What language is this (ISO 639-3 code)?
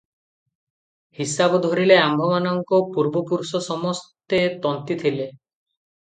ori